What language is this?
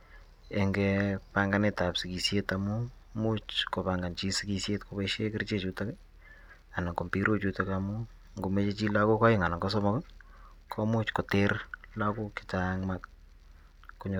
Kalenjin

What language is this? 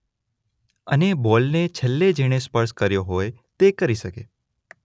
Gujarati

